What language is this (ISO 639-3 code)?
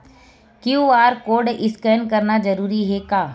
hne